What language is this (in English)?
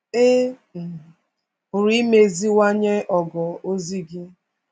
Igbo